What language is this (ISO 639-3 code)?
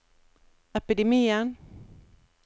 nor